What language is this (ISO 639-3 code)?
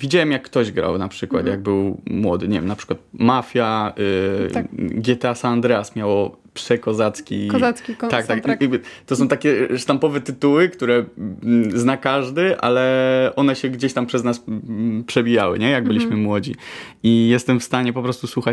pol